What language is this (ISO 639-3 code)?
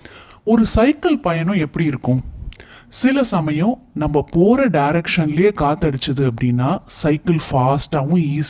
tam